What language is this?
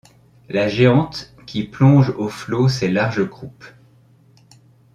French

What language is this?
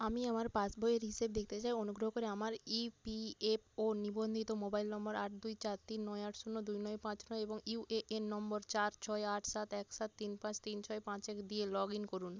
Bangla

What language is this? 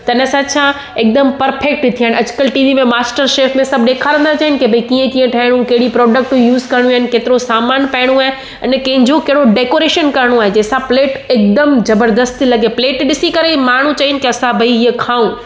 Sindhi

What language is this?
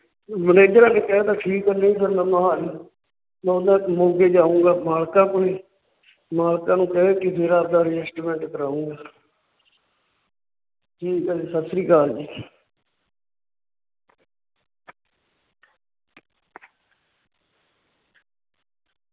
Punjabi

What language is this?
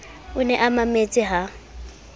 Southern Sotho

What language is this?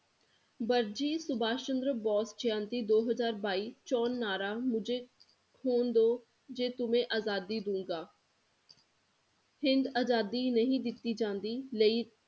Punjabi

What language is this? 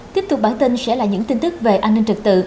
Vietnamese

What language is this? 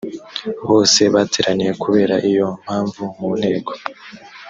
Kinyarwanda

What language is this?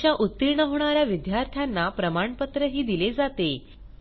Marathi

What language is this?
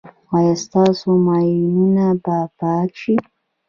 Pashto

